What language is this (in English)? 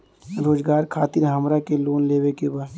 Bhojpuri